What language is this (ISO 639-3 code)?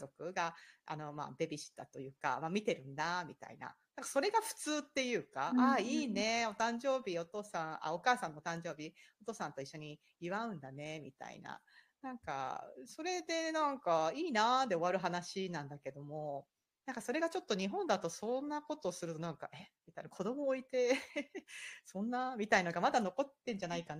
jpn